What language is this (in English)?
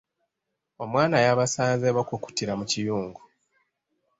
Ganda